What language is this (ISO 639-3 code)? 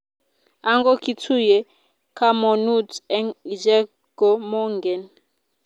kln